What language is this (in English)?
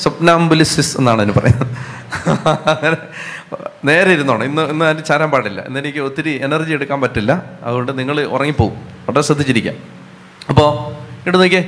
Malayalam